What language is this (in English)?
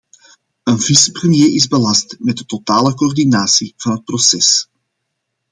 Dutch